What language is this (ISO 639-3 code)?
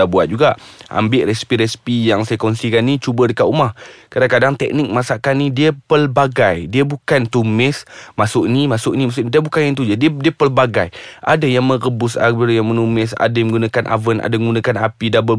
msa